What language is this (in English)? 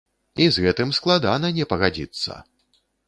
Belarusian